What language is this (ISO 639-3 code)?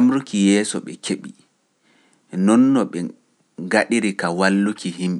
fuf